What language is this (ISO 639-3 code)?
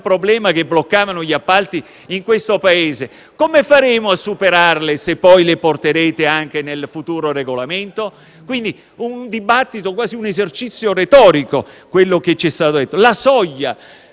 ita